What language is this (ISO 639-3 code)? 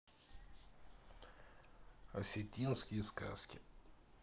rus